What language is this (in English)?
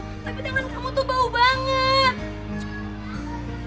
Indonesian